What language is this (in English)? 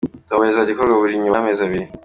Kinyarwanda